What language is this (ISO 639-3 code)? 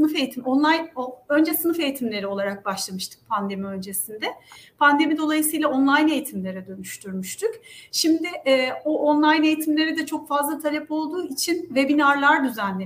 tur